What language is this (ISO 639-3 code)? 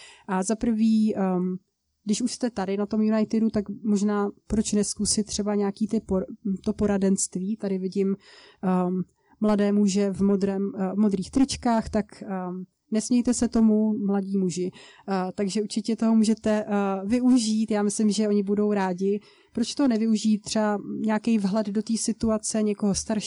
ces